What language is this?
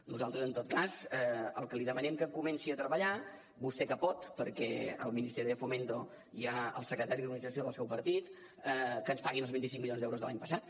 Catalan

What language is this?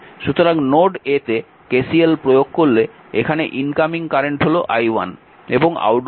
Bangla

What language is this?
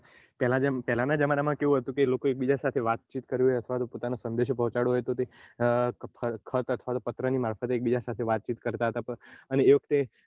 Gujarati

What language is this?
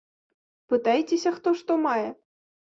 Belarusian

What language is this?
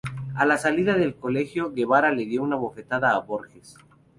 Spanish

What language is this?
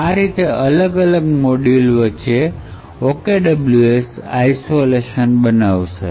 Gujarati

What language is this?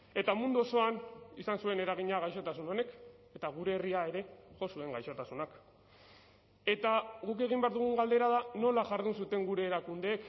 Basque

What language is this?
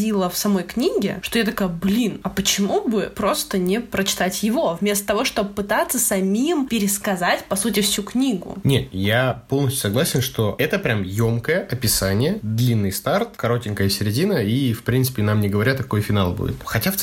Russian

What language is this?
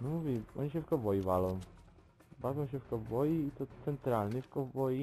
Polish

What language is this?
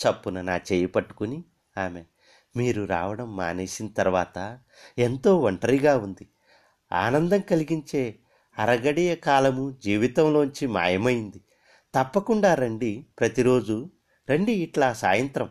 Telugu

